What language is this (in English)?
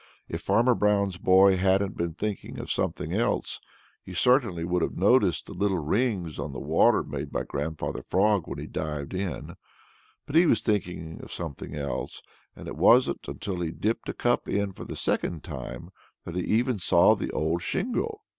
English